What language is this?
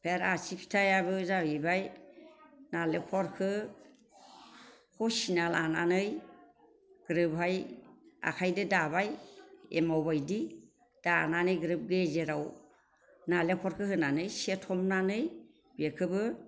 Bodo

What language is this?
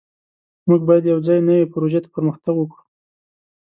Pashto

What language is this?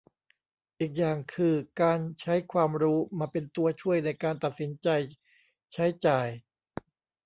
Thai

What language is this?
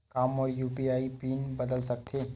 Chhattisgarhi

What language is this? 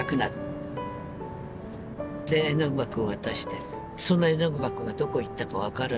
Japanese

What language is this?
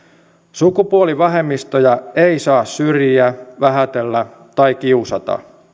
Finnish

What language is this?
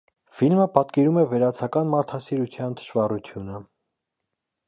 Armenian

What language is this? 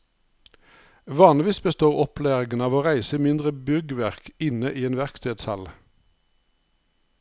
Norwegian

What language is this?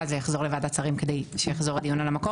Hebrew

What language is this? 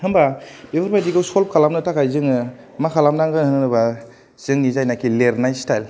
Bodo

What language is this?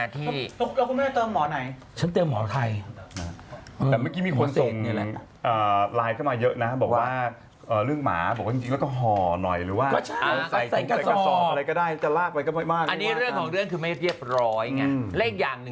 Thai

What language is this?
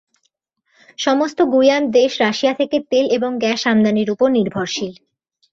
Bangla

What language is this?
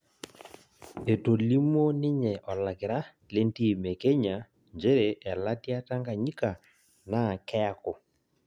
Masai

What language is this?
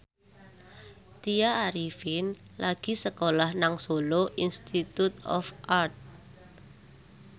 Javanese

